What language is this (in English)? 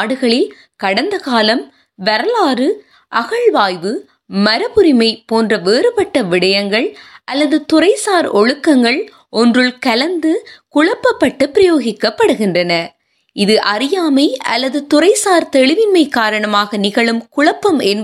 Tamil